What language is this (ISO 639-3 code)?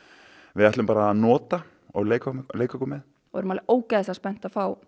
isl